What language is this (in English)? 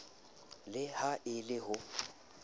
Southern Sotho